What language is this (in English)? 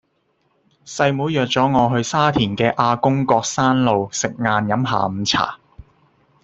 Cantonese